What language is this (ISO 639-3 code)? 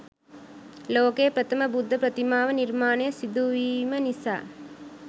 sin